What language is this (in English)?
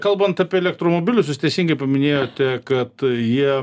Lithuanian